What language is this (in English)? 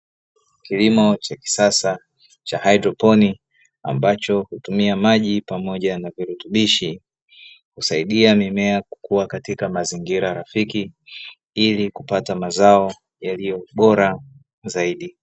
Swahili